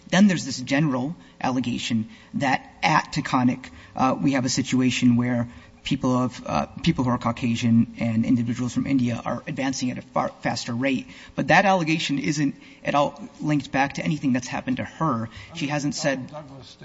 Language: English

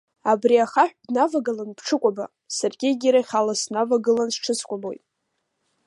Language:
Abkhazian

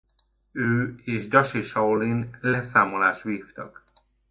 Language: Hungarian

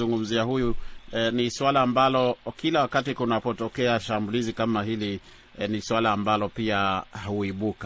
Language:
Swahili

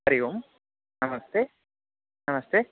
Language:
Sanskrit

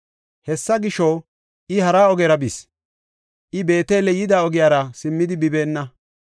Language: Gofa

